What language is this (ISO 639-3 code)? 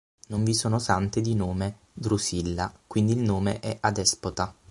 ita